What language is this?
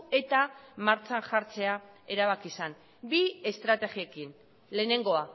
Basque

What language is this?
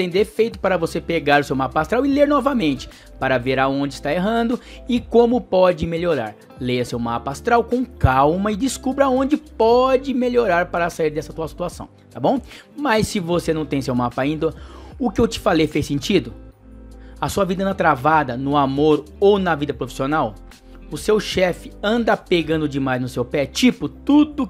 Portuguese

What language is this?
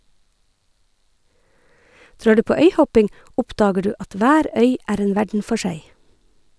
Norwegian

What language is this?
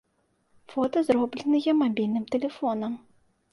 Belarusian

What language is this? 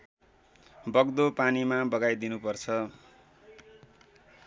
Nepali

